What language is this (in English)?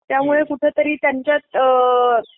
Marathi